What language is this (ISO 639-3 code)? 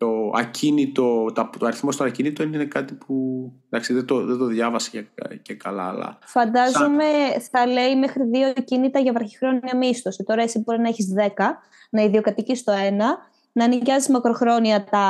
ell